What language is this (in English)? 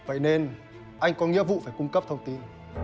Vietnamese